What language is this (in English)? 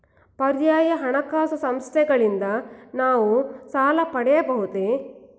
Kannada